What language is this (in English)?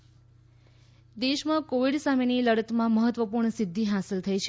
Gujarati